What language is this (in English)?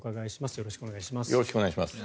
Japanese